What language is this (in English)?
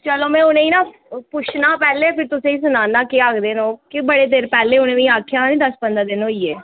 Dogri